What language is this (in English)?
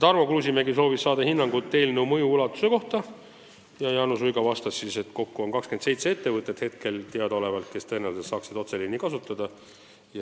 Estonian